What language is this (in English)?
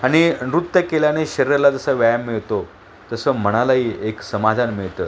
Marathi